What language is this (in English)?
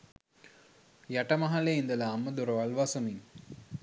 Sinhala